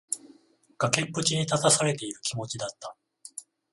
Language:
Japanese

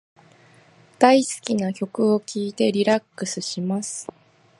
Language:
Japanese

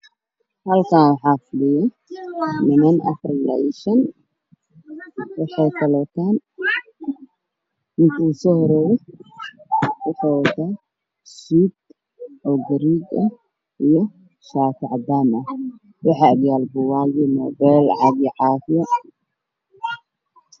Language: Somali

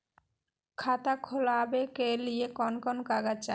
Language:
Magahi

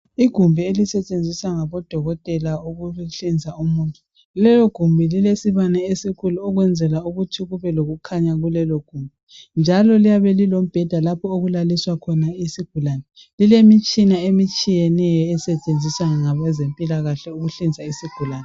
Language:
North Ndebele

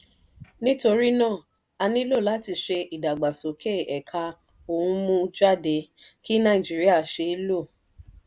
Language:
Yoruba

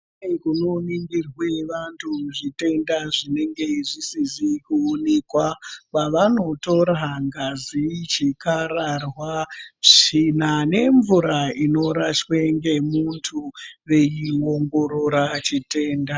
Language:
Ndau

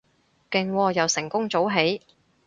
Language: Cantonese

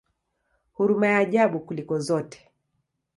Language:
Swahili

